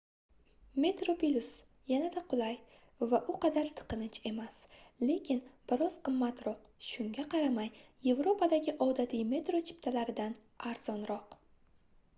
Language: Uzbek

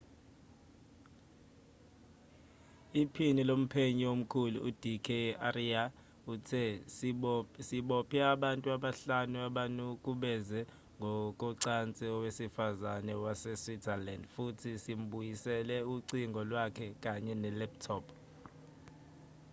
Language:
Zulu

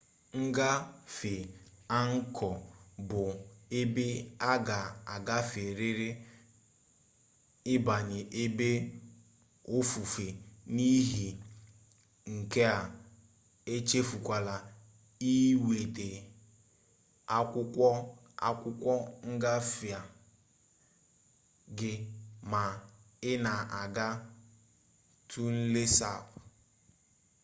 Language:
Igbo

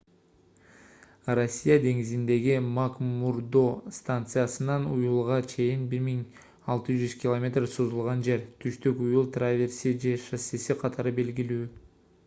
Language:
Kyrgyz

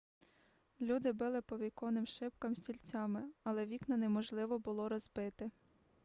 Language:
Ukrainian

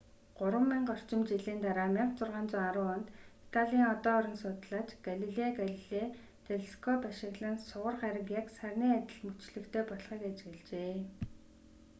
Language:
Mongolian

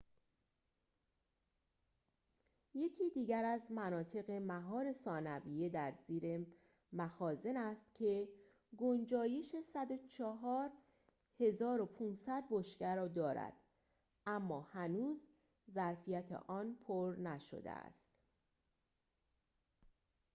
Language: Persian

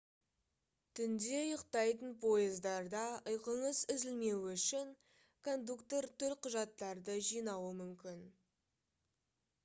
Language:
Kazakh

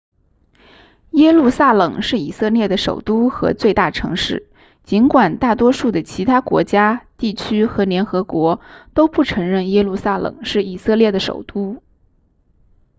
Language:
Chinese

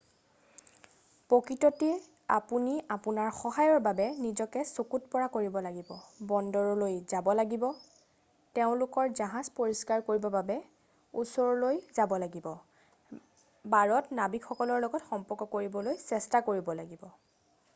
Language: Assamese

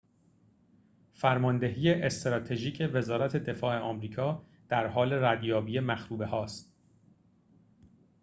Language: Persian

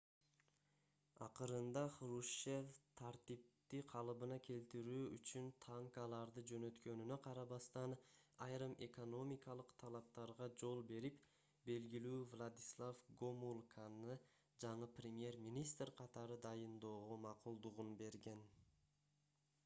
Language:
Kyrgyz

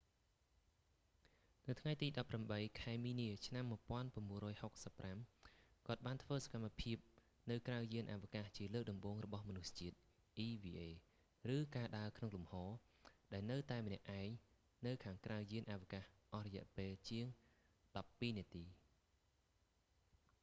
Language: Khmer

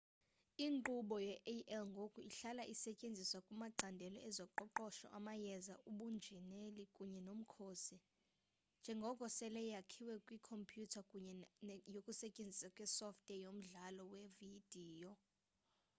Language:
Xhosa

